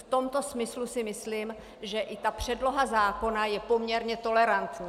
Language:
Czech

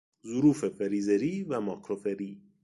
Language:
Persian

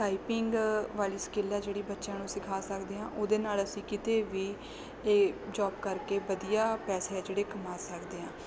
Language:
Punjabi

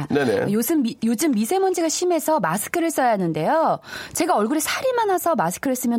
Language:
Korean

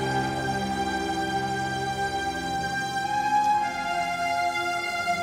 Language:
Arabic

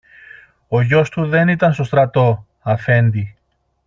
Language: Greek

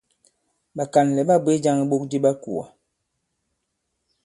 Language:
Bankon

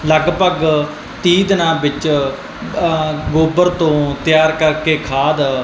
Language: Punjabi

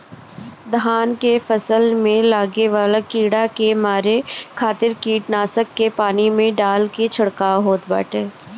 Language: Bhojpuri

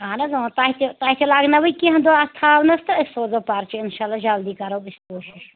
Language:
Kashmiri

